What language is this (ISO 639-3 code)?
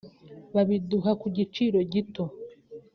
kin